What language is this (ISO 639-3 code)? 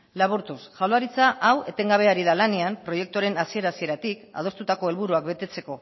eus